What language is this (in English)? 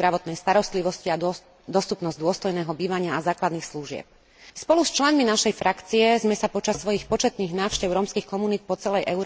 Slovak